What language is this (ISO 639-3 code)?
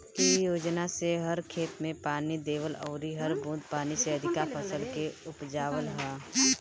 bho